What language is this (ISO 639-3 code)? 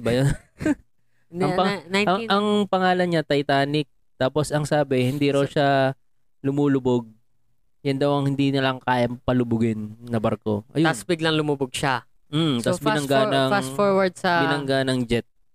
fil